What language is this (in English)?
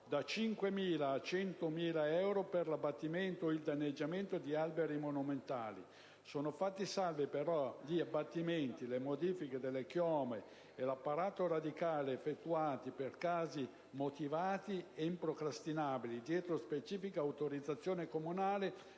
Italian